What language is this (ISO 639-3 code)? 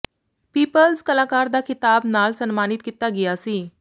pan